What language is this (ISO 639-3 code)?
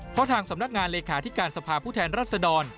tha